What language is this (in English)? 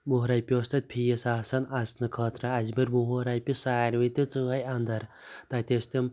Kashmiri